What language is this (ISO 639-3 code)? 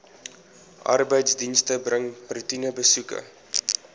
afr